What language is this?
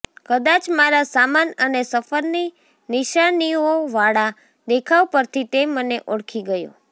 Gujarati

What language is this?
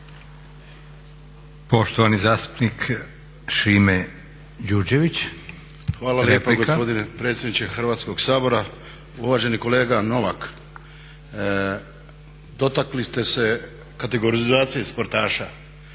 Croatian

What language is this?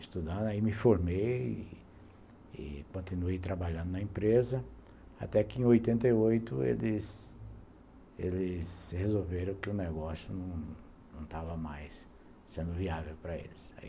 Portuguese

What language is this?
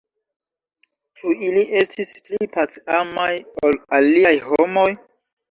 Esperanto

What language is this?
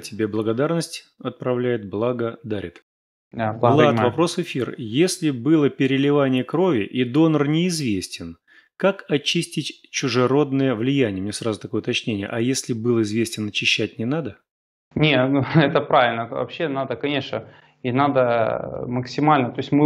Russian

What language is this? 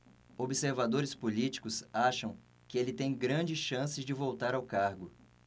Portuguese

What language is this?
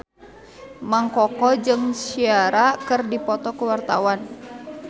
Sundanese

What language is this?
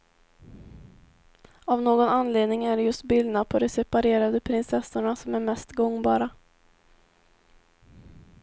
Swedish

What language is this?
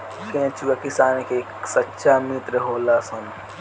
Bhojpuri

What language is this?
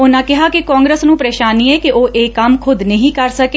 Punjabi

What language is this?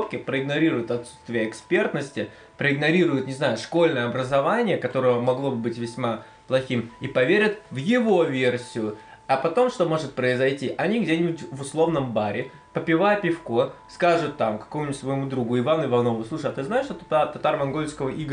Russian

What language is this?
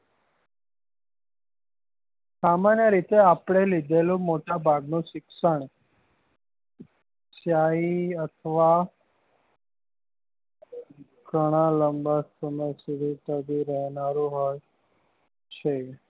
Gujarati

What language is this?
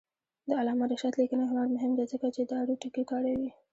Pashto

